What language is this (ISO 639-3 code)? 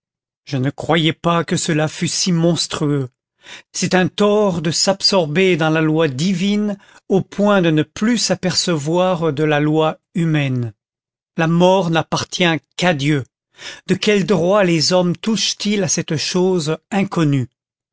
fra